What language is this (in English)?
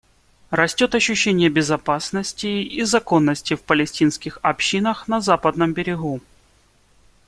Russian